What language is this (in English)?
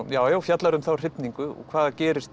Icelandic